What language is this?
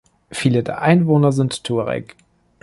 German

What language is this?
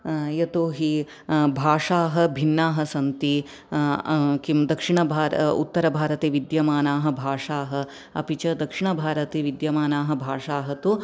Sanskrit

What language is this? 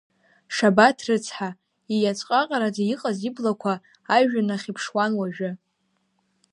Abkhazian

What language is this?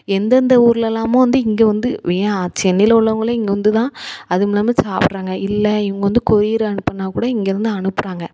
Tamil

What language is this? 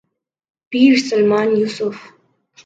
Urdu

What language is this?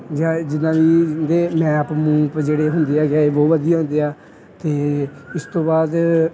Punjabi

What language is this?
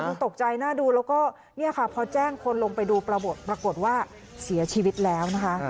Thai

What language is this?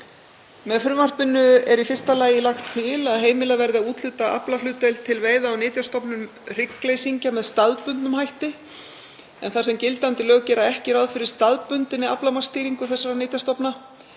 Icelandic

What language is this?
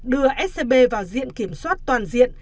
Vietnamese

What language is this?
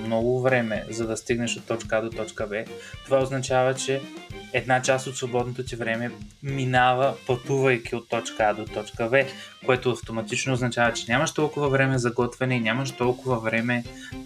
Bulgarian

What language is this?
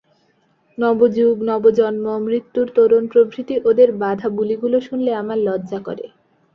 Bangla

